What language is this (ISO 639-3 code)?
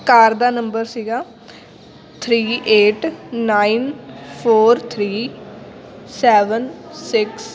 pan